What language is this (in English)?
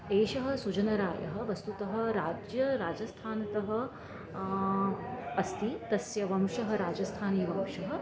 Sanskrit